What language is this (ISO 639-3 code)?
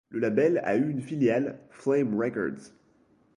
fra